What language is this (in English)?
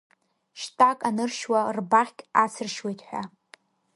Abkhazian